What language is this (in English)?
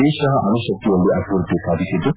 Kannada